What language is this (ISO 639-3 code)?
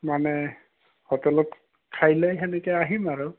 asm